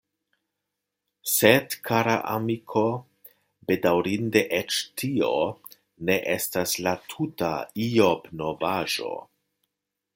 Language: Esperanto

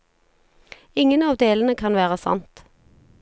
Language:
Norwegian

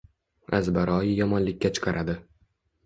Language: Uzbek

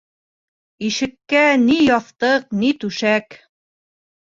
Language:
Bashkir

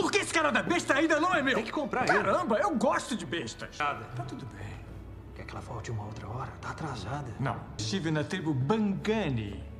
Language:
Portuguese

